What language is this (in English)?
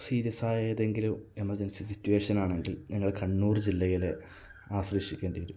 Malayalam